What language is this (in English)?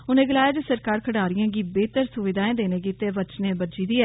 Dogri